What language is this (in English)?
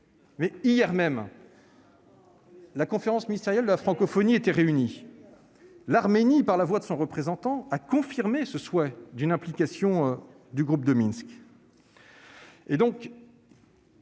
French